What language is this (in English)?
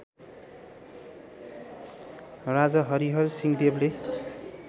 Nepali